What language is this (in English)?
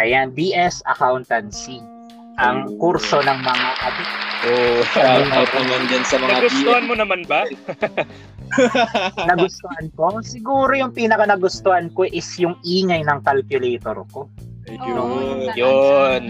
Filipino